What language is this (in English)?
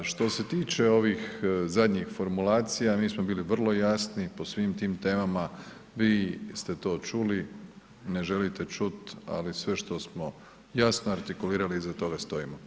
Croatian